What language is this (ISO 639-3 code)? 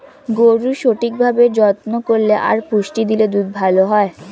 ben